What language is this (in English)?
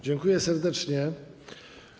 Polish